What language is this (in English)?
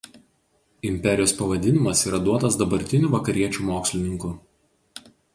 Lithuanian